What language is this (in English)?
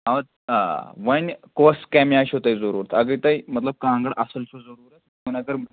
Kashmiri